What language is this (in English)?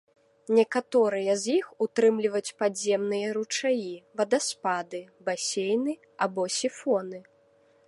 Belarusian